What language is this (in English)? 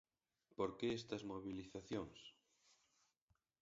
Galician